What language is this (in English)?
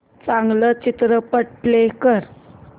Marathi